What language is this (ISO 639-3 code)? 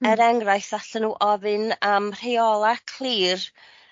cym